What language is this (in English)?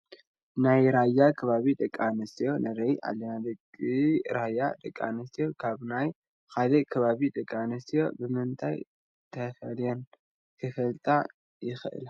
Tigrinya